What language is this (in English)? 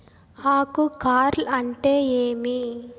Telugu